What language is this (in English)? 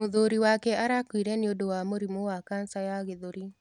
Kikuyu